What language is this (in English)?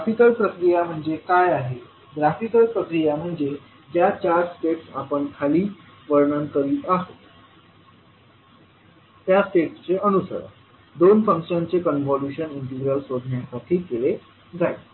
Marathi